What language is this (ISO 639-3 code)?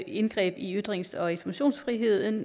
dan